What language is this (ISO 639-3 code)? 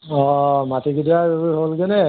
asm